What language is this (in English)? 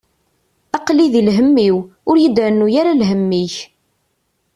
Kabyle